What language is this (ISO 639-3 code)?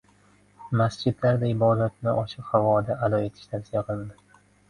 uzb